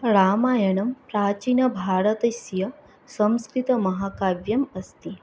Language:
Sanskrit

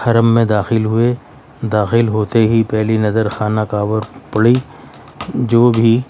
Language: Urdu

